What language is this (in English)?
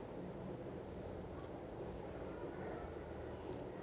Telugu